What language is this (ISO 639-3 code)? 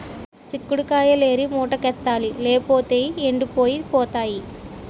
tel